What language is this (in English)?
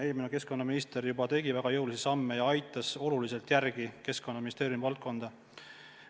Estonian